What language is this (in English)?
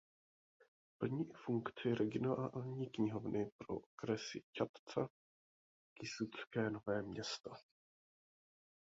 Czech